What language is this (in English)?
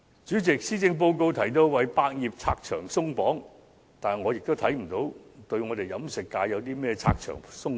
Cantonese